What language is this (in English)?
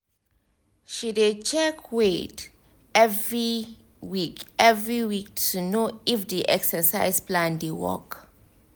Nigerian Pidgin